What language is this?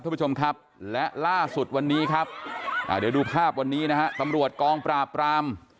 Thai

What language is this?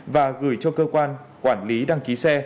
Vietnamese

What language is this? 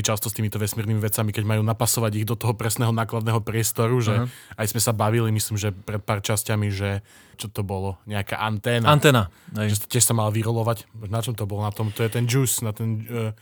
Slovak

